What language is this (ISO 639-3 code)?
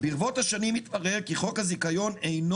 heb